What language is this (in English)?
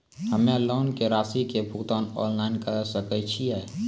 Maithili